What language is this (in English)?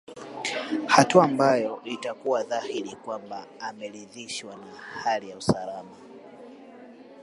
Swahili